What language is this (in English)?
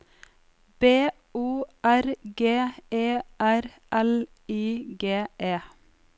Norwegian